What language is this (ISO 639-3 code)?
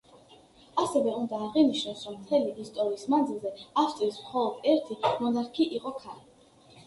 kat